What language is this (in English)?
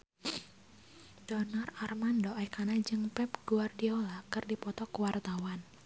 Sundanese